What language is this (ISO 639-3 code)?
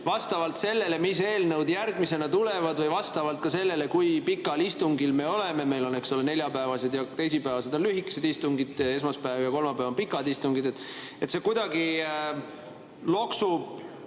est